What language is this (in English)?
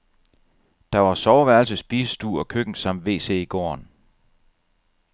Danish